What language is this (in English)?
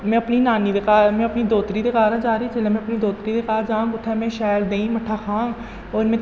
Dogri